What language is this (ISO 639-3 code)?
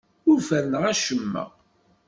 kab